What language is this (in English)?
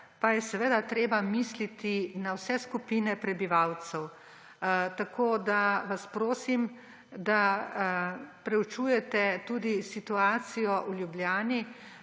Slovenian